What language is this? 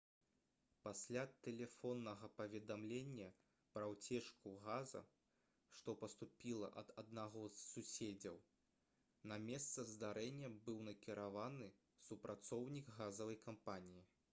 Belarusian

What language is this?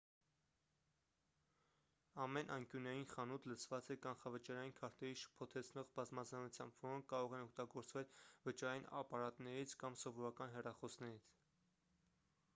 Armenian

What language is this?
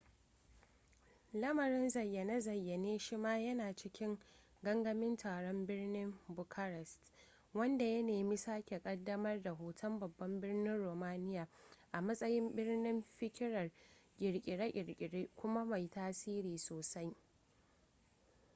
Hausa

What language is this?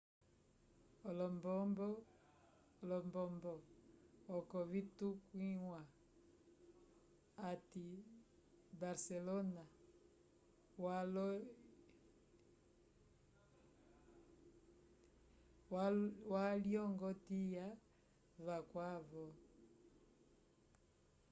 Umbundu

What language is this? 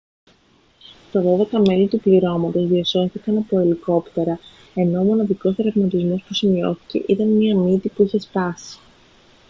Greek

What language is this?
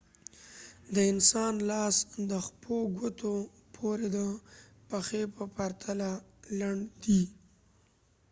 Pashto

